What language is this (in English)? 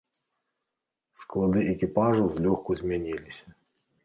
Belarusian